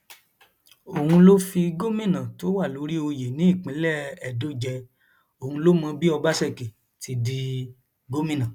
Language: Yoruba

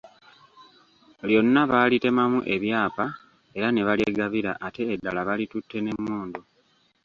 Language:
Ganda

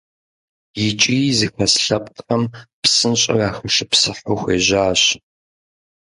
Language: Kabardian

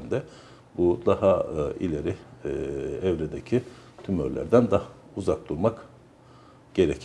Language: Turkish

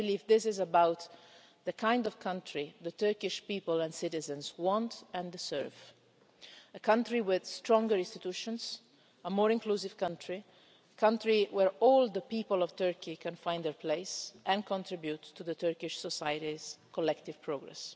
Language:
English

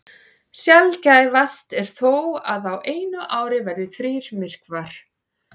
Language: Icelandic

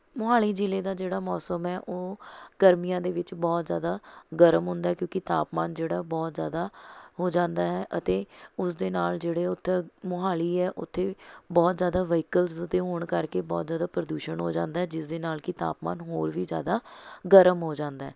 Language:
Punjabi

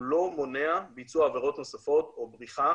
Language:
Hebrew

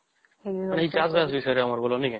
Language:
Odia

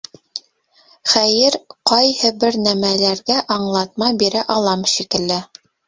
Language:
Bashkir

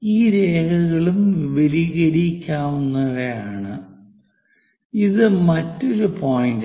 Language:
Malayalam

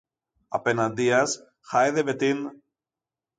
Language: Greek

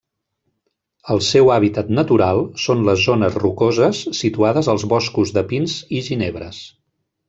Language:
Catalan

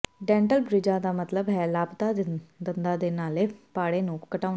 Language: Punjabi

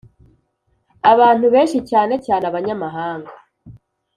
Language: Kinyarwanda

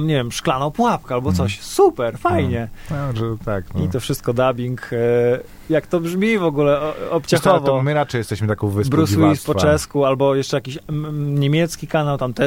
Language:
Polish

